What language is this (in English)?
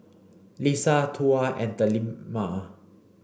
English